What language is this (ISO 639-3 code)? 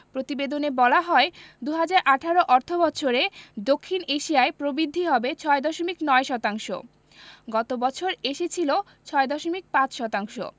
ben